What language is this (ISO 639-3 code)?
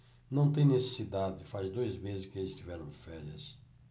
por